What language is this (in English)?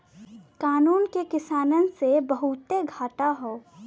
Bhojpuri